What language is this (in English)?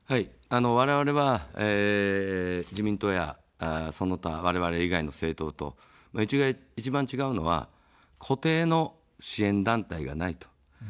Japanese